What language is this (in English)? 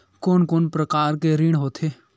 Chhattisgarhi